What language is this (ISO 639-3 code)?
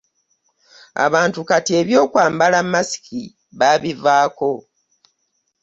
lug